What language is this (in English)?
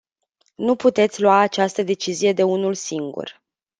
Romanian